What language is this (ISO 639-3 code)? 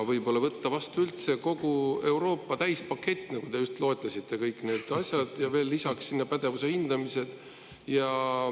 est